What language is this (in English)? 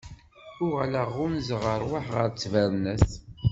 Kabyle